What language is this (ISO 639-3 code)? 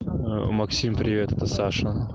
rus